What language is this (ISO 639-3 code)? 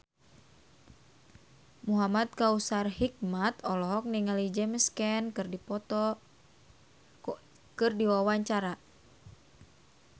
sun